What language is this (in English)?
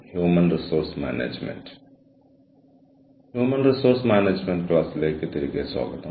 Malayalam